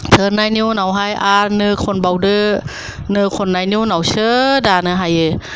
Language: Bodo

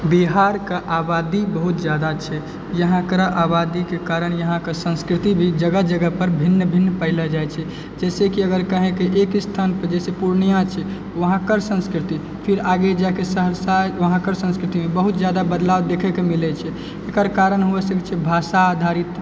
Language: Maithili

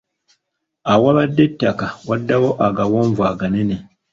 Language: Ganda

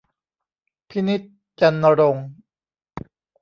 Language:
Thai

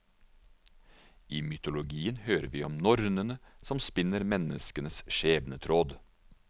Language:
Norwegian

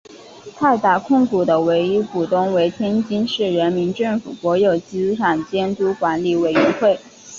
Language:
Chinese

